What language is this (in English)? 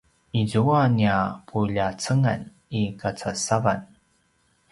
Paiwan